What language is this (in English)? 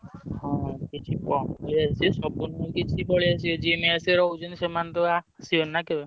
Odia